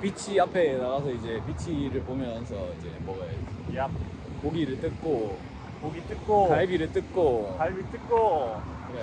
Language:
Korean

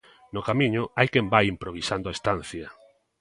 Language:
Galician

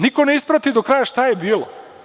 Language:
Serbian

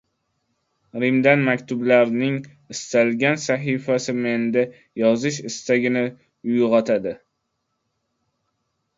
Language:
Uzbek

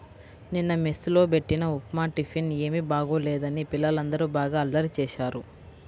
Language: Telugu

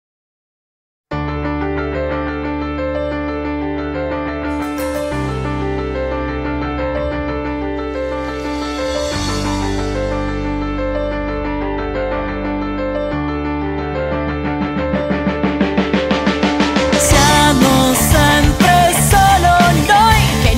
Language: Italian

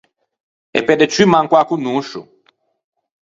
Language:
Ligurian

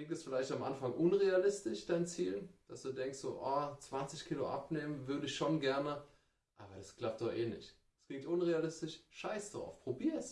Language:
German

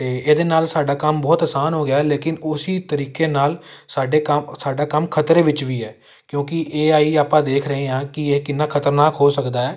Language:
Punjabi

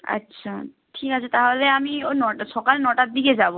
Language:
Bangla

